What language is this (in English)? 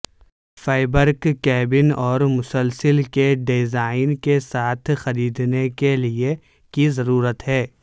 Urdu